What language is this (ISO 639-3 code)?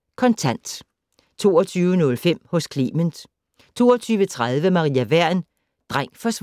dan